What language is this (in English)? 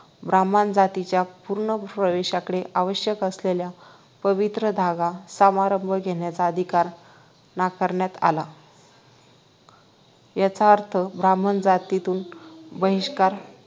Marathi